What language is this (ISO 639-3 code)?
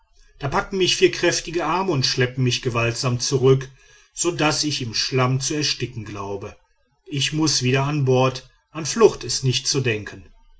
deu